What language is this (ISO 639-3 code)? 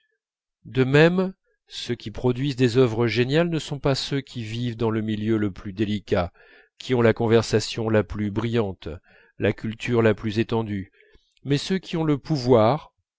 fra